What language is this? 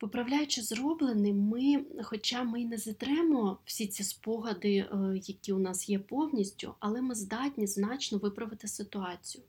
Ukrainian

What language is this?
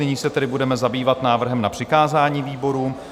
Czech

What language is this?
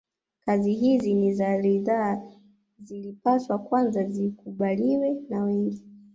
Swahili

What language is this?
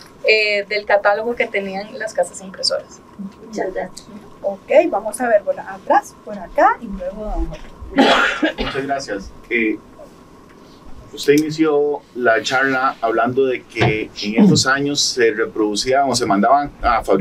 Spanish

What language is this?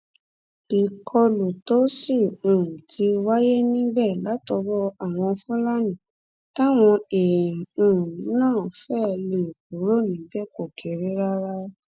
Yoruba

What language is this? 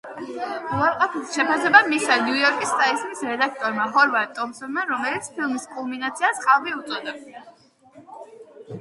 Georgian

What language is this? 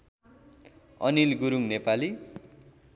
Nepali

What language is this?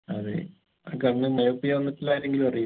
Malayalam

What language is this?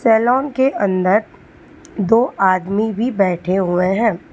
Hindi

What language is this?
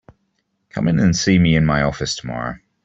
English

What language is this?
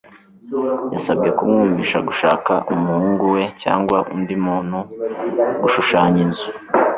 Kinyarwanda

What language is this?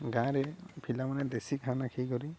Odia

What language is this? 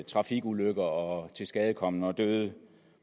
Danish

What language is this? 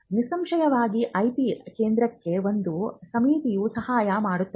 Kannada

